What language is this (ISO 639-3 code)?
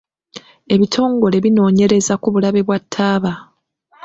lug